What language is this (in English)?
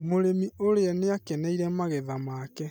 Kikuyu